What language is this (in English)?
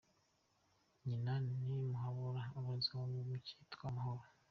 Kinyarwanda